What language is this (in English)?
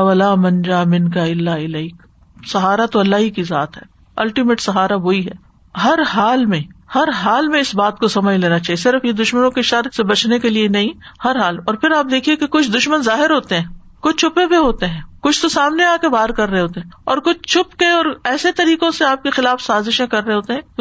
Urdu